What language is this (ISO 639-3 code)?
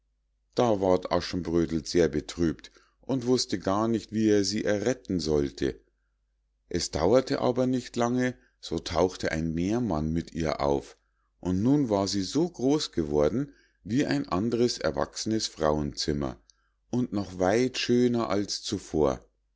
deu